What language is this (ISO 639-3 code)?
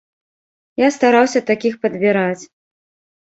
bel